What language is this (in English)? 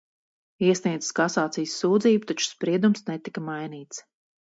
Latvian